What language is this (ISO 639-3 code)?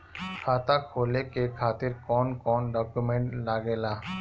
bho